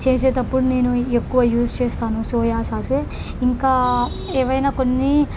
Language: Telugu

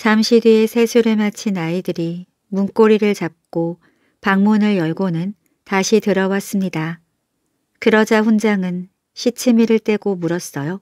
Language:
Korean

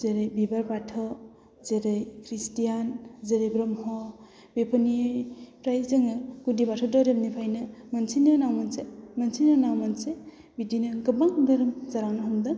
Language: Bodo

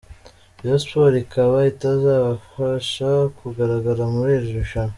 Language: Kinyarwanda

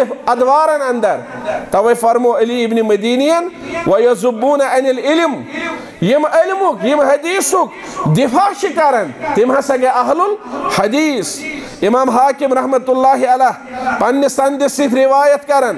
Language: Arabic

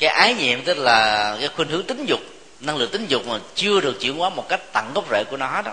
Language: Vietnamese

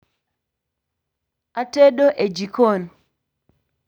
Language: Luo (Kenya and Tanzania)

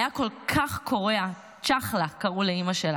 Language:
Hebrew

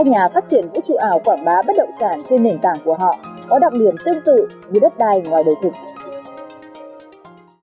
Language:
Vietnamese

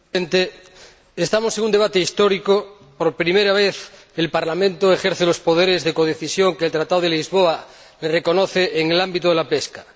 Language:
Spanish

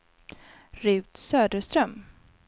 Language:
Swedish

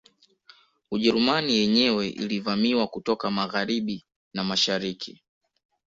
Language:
Swahili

